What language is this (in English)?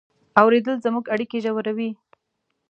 Pashto